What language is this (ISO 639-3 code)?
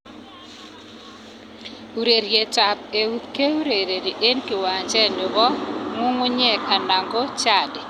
kln